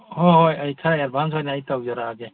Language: Manipuri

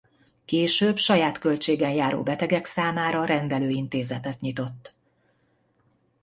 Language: Hungarian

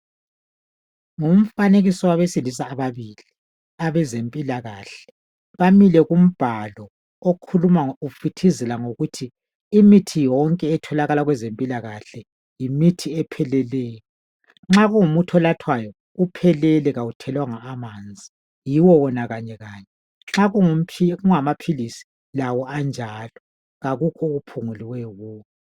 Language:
North Ndebele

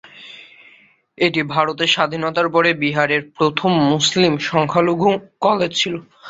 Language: Bangla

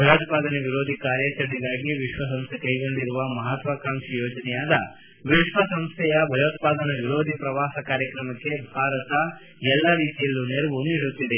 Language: Kannada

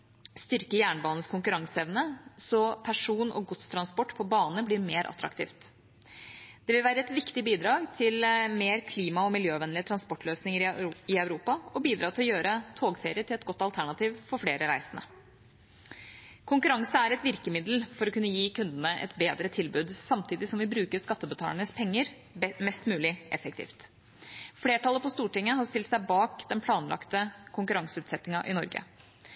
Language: Norwegian Bokmål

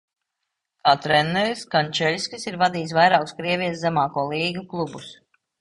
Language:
Latvian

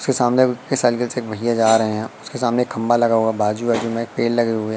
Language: Hindi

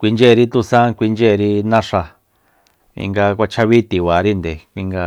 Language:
Soyaltepec Mazatec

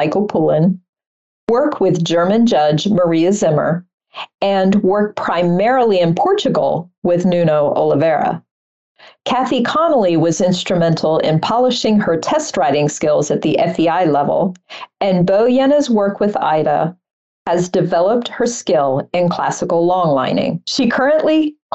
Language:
English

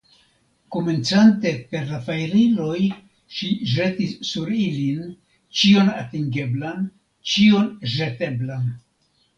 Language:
Esperanto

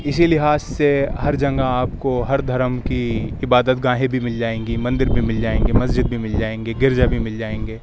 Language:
Urdu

